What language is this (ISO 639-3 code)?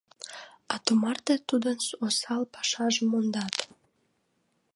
chm